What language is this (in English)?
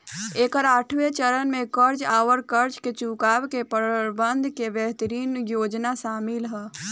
Bhojpuri